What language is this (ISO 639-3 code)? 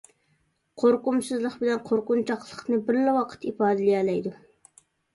uig